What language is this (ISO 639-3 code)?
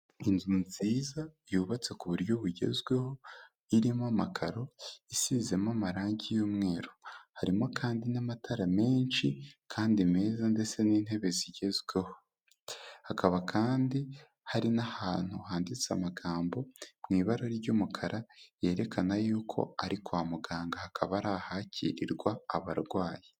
kin